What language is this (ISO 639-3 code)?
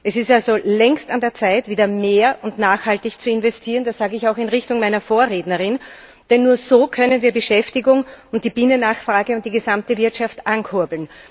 deu